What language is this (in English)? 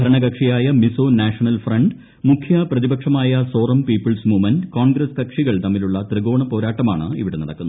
Malayalam